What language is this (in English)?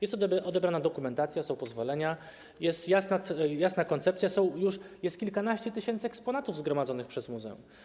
Polish